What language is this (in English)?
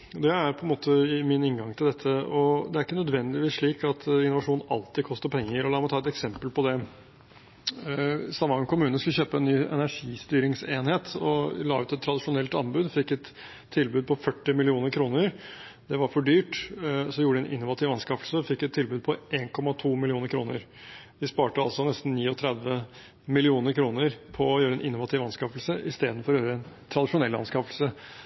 Norwegian Bokmål